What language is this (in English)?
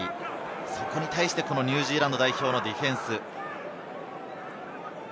Japanese